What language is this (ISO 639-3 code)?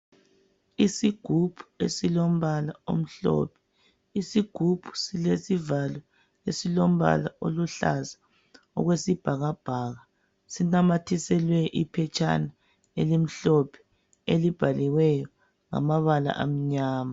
nde